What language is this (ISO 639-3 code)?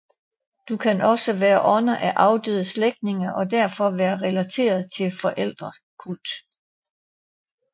dan